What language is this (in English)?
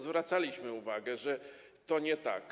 Polish